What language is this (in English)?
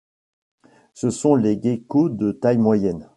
French